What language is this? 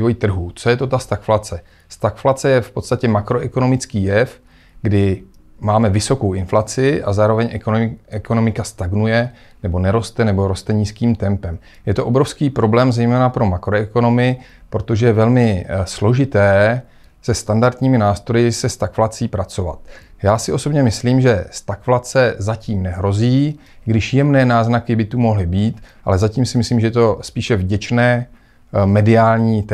Czech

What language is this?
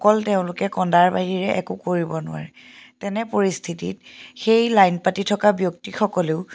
Assamese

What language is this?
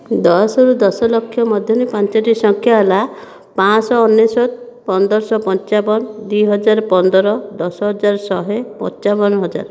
Odia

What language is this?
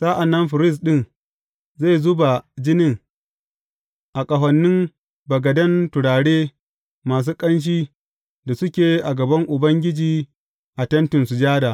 Hausa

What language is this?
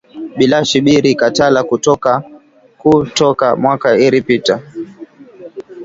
Swahili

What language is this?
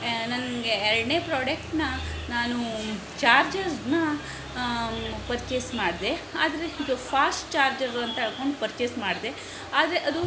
Kannada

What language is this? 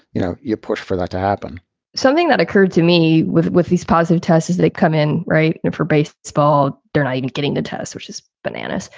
English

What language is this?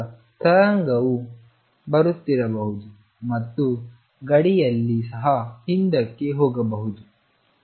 Kannada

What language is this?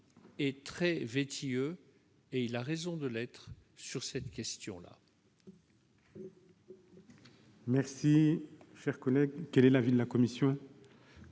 French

